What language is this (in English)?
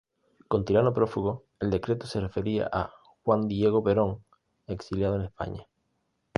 Spanish